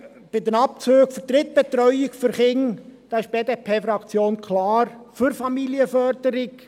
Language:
Swiss German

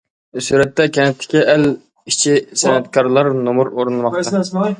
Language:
Uyghur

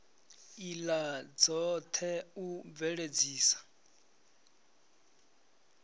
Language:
Venda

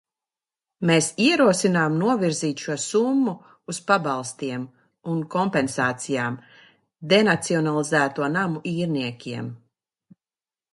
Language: Latvian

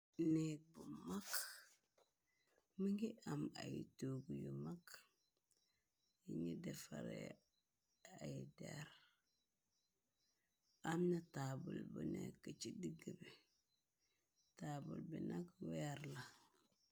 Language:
Wolof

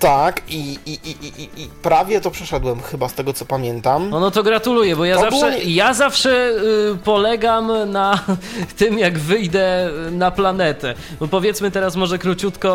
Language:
Polish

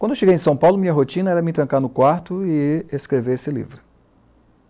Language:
Portuguese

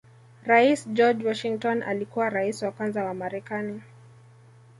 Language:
Swahili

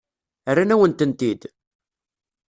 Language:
Kabyle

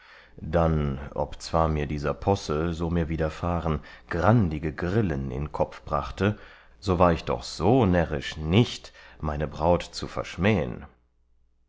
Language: German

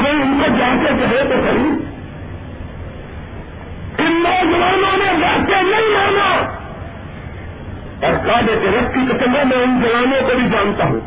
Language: Urdu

